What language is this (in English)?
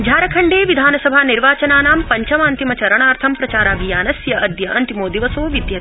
Sanskrit